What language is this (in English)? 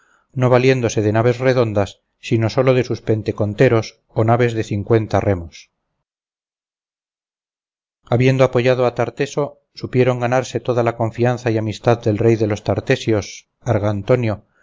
Spanish